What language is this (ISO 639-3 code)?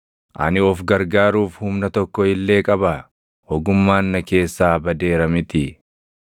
orm